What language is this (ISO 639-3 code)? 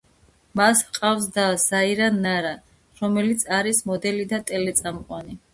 kat